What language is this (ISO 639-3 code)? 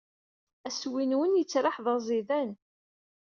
kab